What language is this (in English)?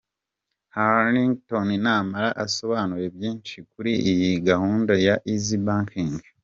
Kinyarwanda